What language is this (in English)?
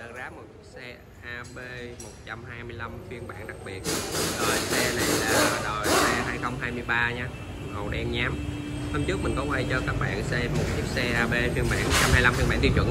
Vietnamese